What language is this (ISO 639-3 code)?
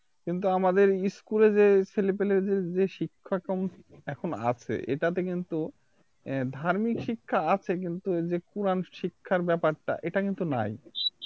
ben